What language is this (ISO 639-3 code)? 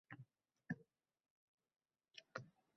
uzb